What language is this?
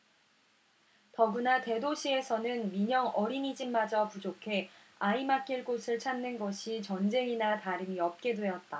Korean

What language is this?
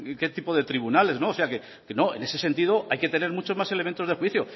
Spanish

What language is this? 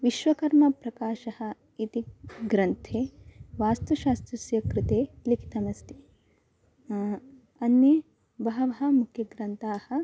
Sanskrit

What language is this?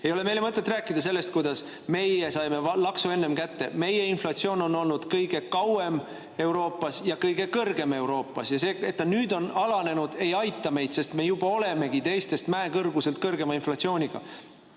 Estonian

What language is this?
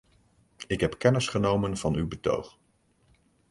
Dutch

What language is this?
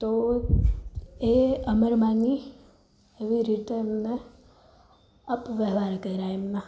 Gujarati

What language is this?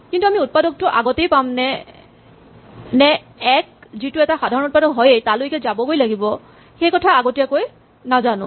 Assamese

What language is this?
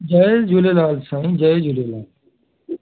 Sindhi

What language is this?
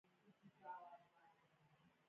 Pashto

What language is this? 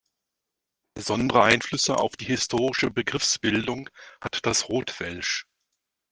German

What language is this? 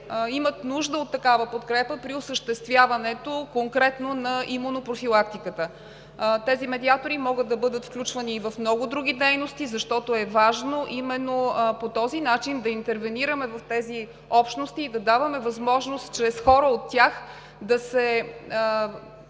Bulgarian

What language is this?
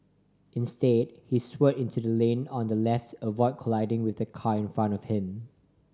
English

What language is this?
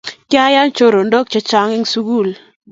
Kalenjin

